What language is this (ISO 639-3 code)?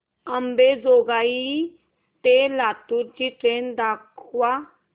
mar